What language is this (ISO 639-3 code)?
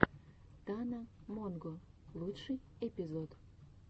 rus